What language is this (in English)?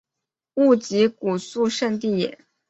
Chinese